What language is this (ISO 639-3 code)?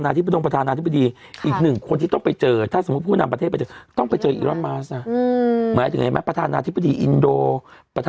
tha